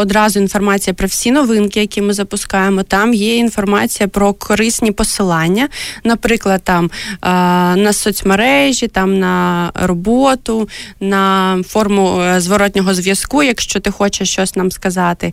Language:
Ukrainian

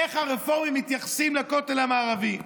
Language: Hebrew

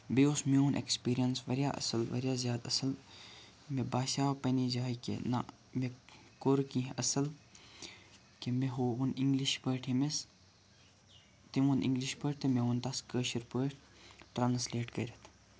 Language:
Kashmiri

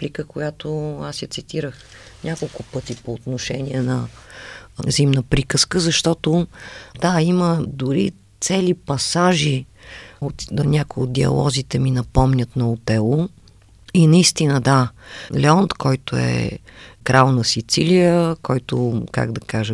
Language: Bulgarian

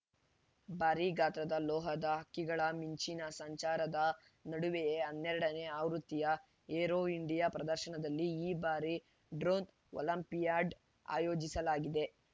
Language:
Kannada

